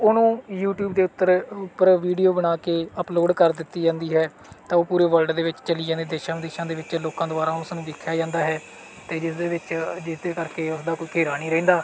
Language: Punjabi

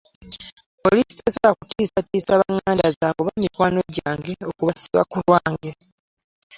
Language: Ganda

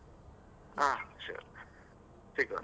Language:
Kannada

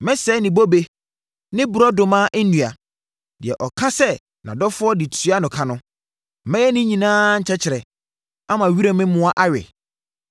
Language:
Akan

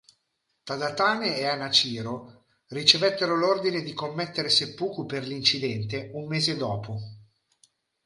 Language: Italian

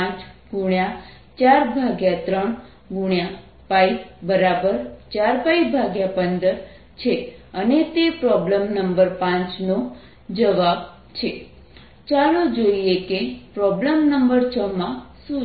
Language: Gujarati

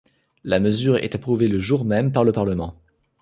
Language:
French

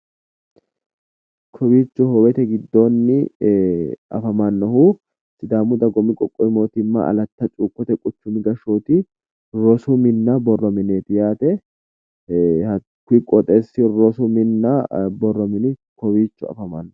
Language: Sidamo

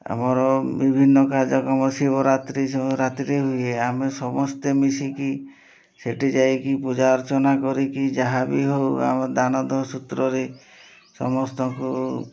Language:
Odia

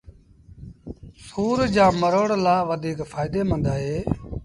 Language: Sindhi Bhil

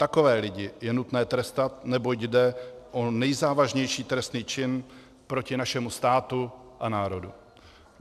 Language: Czech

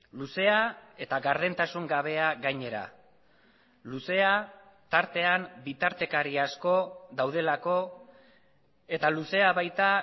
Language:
Basque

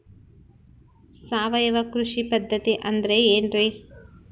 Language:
Kannada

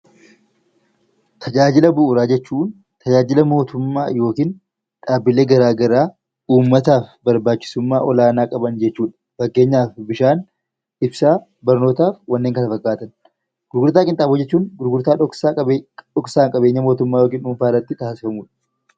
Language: Oromo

